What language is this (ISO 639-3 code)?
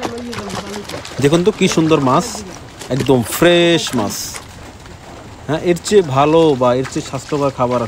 ara